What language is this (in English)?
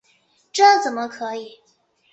Chinese